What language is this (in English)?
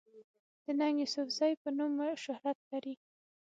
Pashto